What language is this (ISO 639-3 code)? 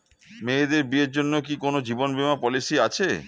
ben